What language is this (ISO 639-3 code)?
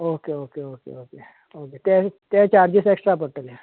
kok